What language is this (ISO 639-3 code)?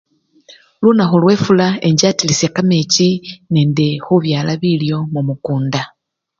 luy